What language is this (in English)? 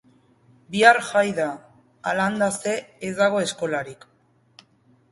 Basque